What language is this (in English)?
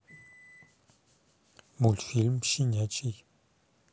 Russian